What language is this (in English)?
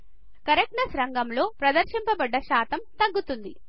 Telugu